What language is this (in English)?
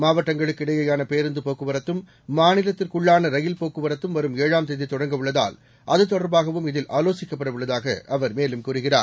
Tamil